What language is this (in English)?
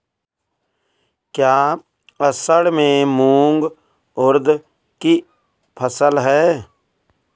Hindi